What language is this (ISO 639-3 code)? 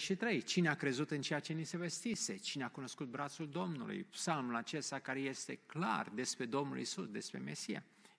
ron